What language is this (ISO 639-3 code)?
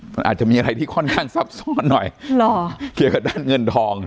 tha